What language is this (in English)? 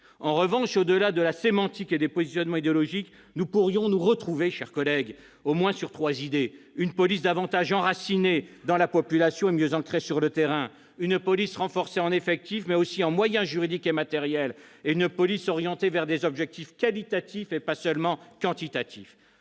French